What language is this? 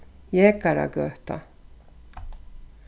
Faroese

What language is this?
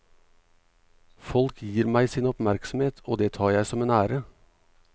Norwegian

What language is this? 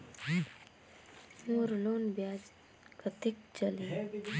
Chhattisgarhi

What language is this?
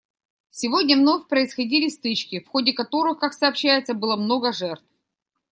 Russian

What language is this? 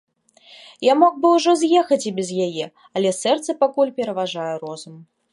Belarusian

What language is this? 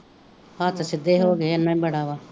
Punjabi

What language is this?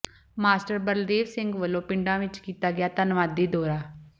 Punjabi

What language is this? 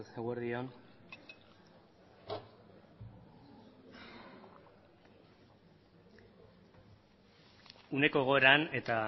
Basque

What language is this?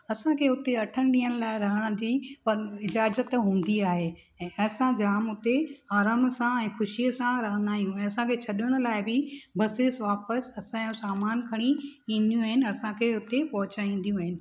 Sindhi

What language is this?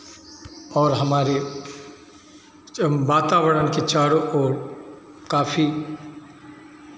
Hindi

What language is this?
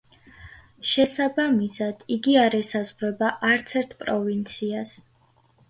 Georgian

